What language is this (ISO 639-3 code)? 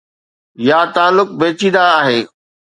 snd